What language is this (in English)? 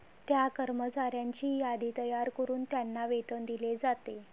Marathi